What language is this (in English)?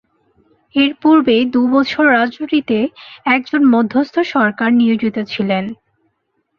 Bangla